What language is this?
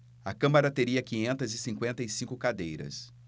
Portuguese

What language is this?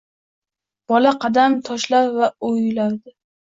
Uzbek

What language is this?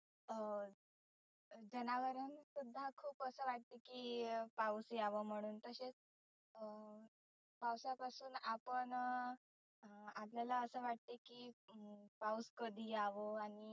Marathi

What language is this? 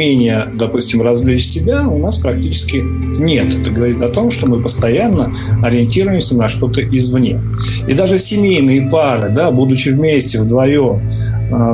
Russian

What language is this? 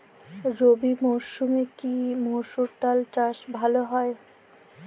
Bangla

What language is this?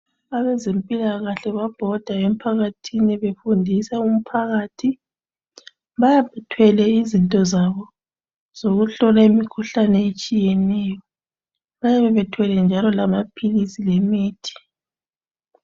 North Ndebele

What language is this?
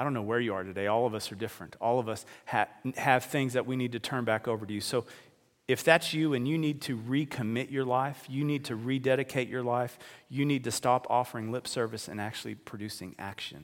English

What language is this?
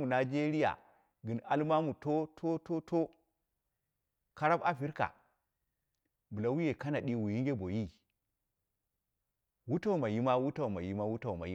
Dera (Nigeria)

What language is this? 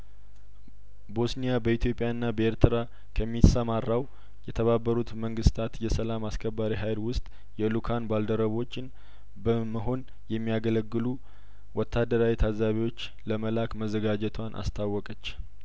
Amharic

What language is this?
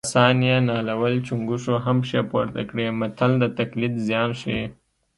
Pashto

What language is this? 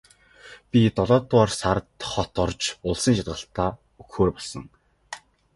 Mongolian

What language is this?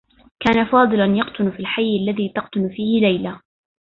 Arabic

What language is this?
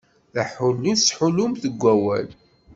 Kabyle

